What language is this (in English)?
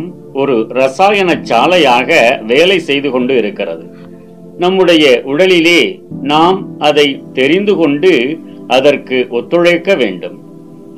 Tamil